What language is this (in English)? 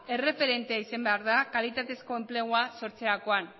Basque